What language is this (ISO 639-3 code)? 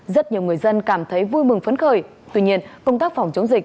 vie